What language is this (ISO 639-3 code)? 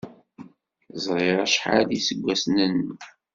kab